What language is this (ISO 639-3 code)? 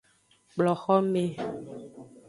ajg